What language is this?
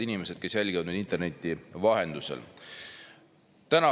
Estonian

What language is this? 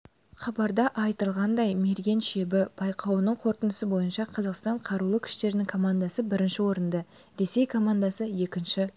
Kazakh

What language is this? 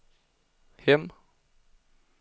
Swedish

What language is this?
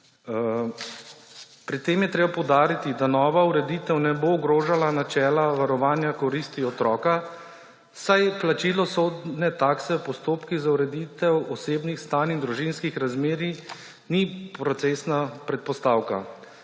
Slovenian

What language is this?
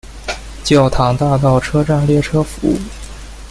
Chinese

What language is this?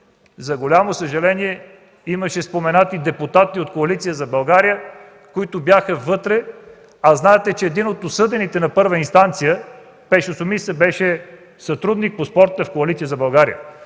Bulgarian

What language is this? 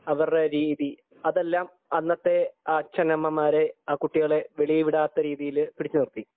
Malayalam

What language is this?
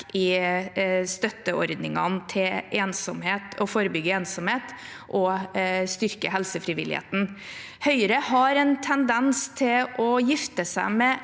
Norwegian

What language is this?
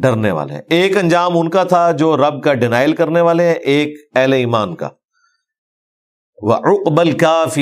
Urdu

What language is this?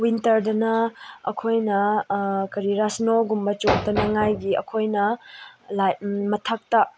Manipuri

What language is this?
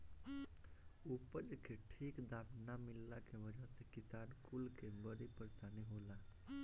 Bhojpuri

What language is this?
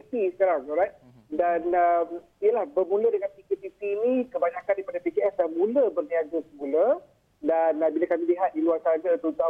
Malay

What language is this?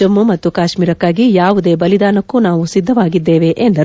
Kannada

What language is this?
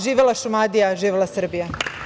Serbian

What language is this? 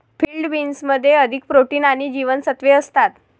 Marathi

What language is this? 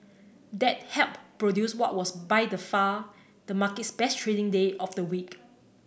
English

